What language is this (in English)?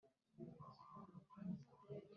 Kinyarwanda